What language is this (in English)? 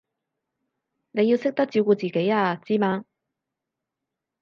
Cantonese